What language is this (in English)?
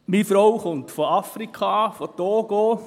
Swiss German